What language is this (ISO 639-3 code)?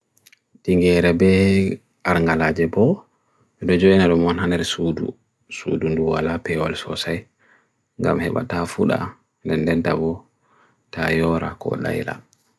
fui